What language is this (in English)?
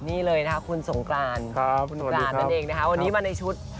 Thai